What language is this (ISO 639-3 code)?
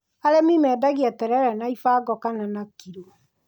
kik